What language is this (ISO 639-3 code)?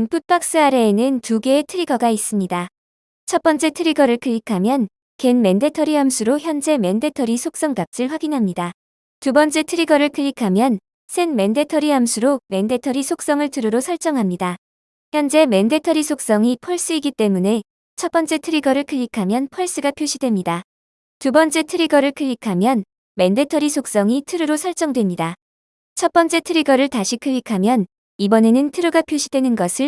kor